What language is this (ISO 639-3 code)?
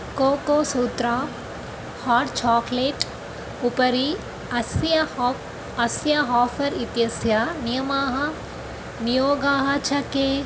san